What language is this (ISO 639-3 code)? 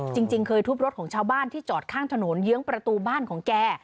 tha